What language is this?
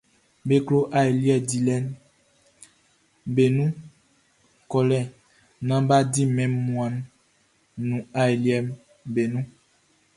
Baoulé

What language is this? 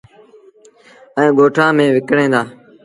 Sindhi Bhil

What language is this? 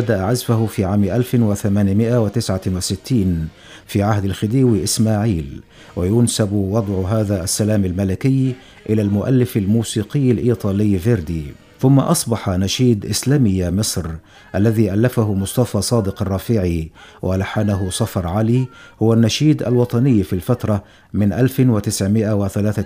Arabic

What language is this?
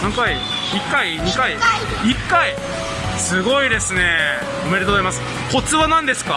Japanese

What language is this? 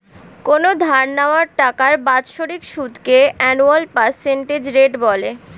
Bangla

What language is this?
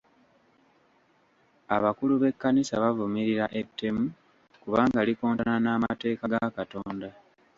Ganda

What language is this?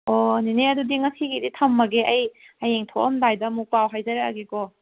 Manipuri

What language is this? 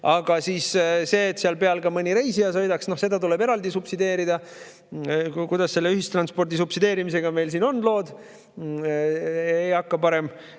Estonian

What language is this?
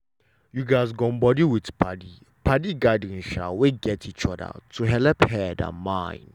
Nigerian Pidgin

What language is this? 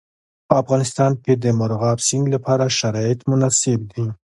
Pashto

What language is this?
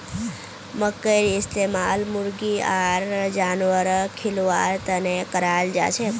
Magahi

